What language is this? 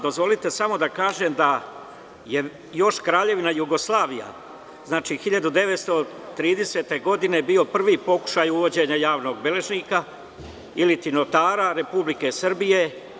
Serbian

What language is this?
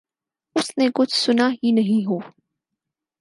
Urdu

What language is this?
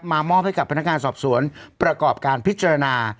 Thai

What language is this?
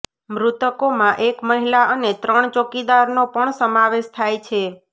Gujarati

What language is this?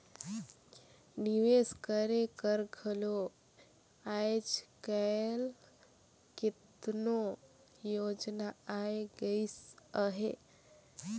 Chhattisgarhi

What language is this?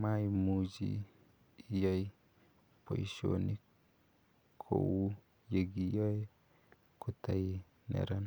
Kalenjin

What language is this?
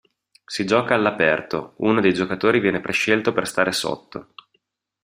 Italian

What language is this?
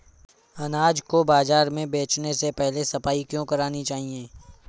Hindi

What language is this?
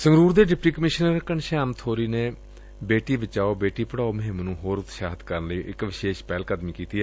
Punjabi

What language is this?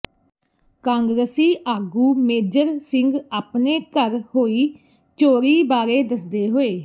Punjabi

